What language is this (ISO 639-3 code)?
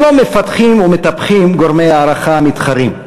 heb